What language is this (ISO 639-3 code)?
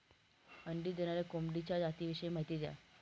mar